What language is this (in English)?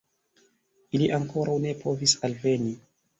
Esperanto